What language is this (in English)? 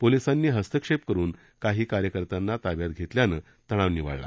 Marathi